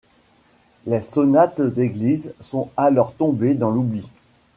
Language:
French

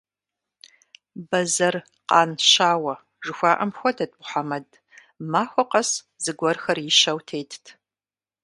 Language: Kabardian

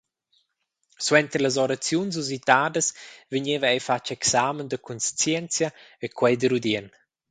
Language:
Romansh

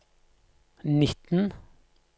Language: Norwegian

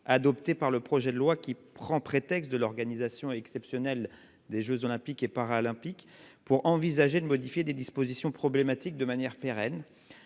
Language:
French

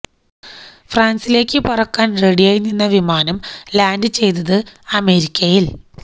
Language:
Malayalam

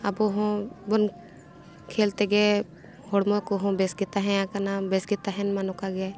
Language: Santali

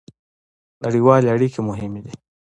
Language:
Pashto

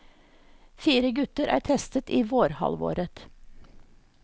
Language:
Norwegian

